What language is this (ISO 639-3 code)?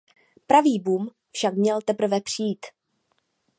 ces